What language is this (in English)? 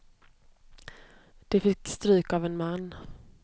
Swedish